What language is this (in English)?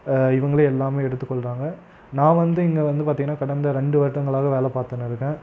Tamil